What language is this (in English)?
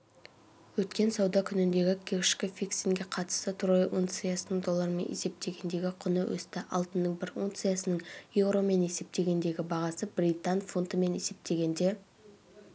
Kazakh